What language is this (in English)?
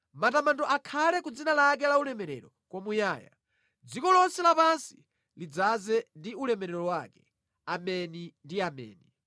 Nyanja